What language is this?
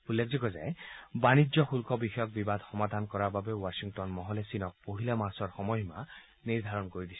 Assamese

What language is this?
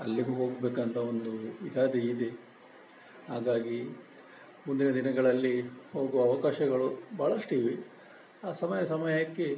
Kannada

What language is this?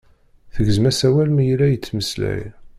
Kabyle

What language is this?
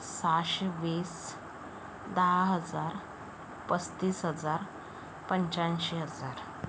Marathi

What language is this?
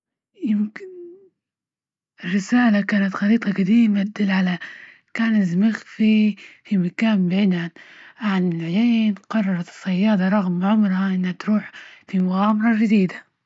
Libyan Arabic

